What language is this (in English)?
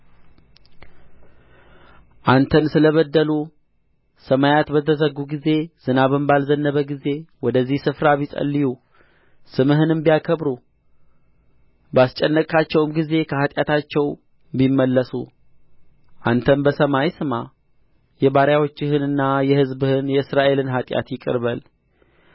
Amharic